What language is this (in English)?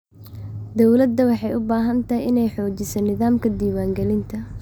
Somali